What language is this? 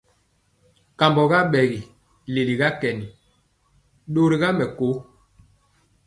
Mpiemo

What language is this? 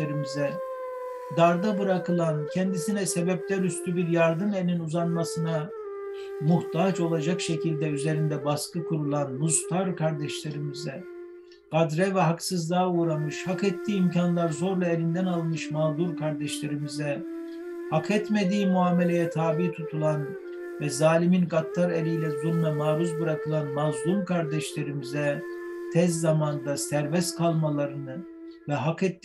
Turkish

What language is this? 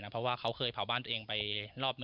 Thai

